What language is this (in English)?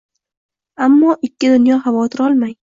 Uzbek